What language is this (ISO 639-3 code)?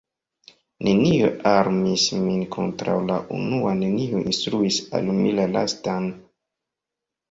epo